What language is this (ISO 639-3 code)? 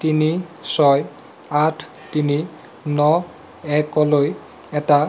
asm